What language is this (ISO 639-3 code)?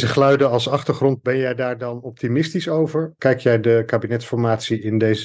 nld